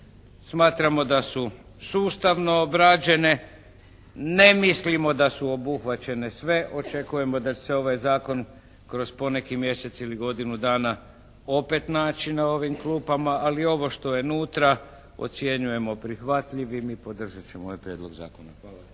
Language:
Croatian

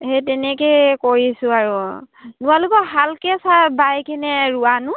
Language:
Assamese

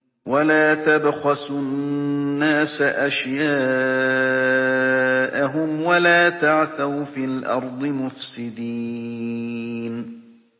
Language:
Arabic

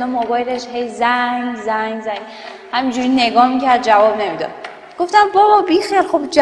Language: Persian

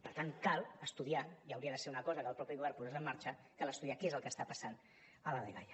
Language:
Catalan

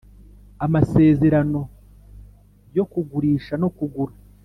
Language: Kinyarwanda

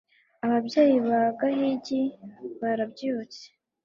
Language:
Kinyarwanda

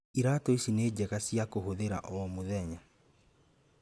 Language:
Kikuyu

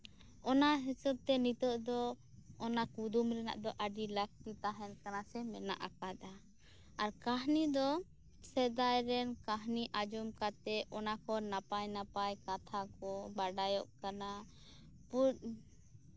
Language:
Santali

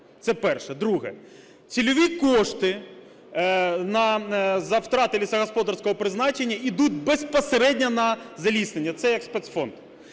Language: Ukrainian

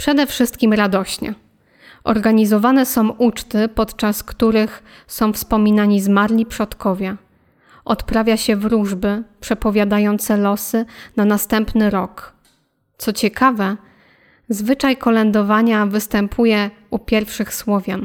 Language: Polish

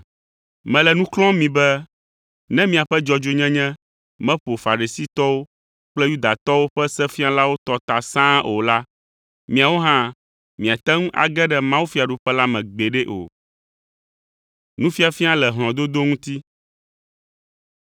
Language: Ewe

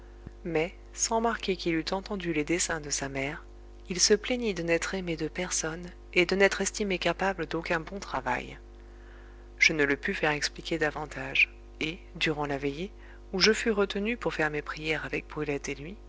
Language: French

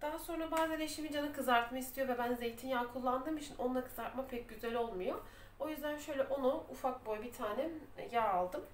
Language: Turkish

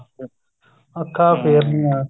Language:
Punjabi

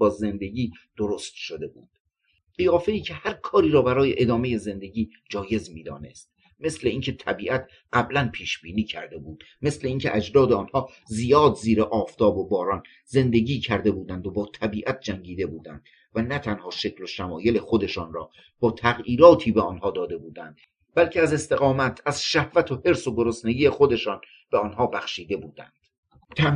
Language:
Persian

